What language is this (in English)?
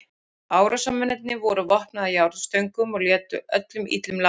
Icelandic